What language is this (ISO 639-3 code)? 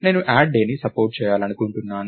tel